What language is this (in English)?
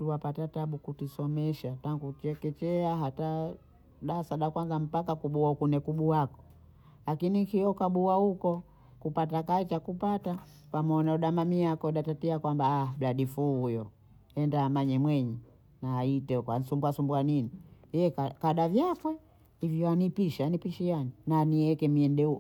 Bondei